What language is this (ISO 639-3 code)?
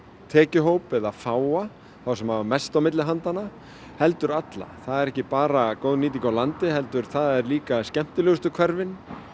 isl